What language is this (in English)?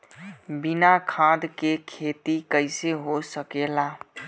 Bhojpuri